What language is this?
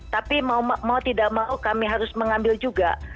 Indonesian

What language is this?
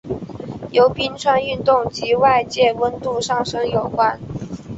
Chinese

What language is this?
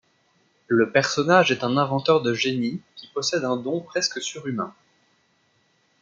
French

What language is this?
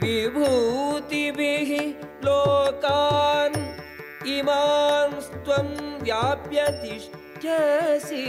Telugu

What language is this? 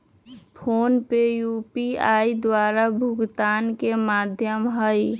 Magahi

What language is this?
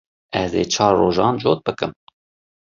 Kurdish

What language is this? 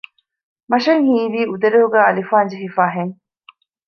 Divehi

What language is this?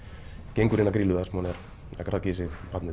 Icelandic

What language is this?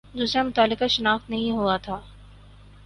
Urdu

